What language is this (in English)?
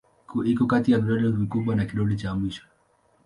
Swahili